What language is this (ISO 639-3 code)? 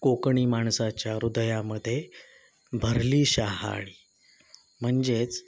mar